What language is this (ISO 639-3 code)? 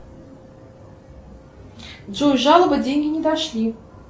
rus